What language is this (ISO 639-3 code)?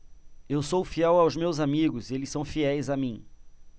por